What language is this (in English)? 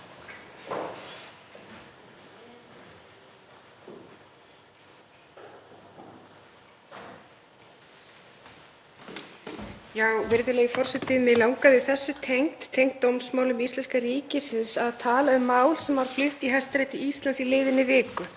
Icelandic